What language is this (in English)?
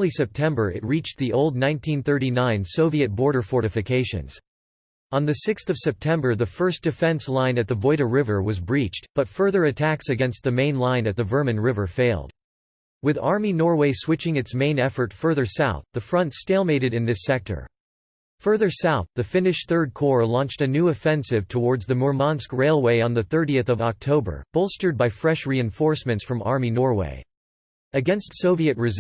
English